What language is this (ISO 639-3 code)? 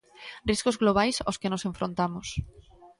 glg